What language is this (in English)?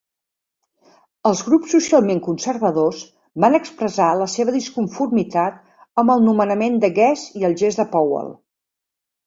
Catalan